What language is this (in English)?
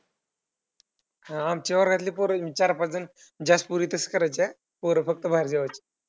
Marathi